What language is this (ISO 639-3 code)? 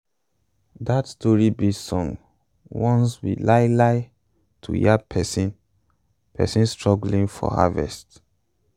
pcm